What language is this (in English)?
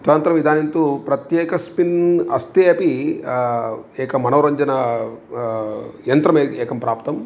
Sanskrit